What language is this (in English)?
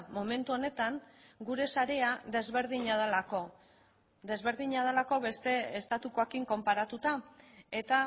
Basque